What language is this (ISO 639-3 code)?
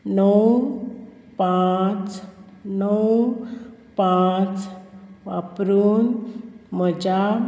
kok